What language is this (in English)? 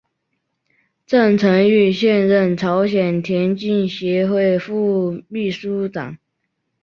Chinese